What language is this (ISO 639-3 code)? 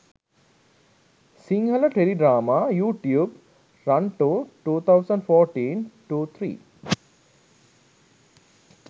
sin